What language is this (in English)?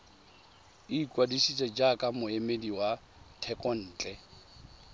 Tswana